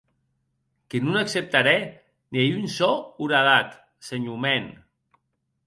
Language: Occitan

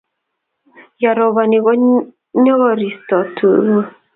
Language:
Kalenjin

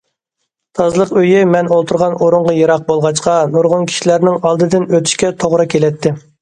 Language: Uyghur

